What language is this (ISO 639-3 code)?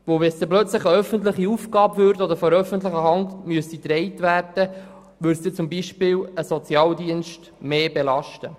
gsw